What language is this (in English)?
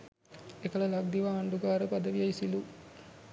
Sinhala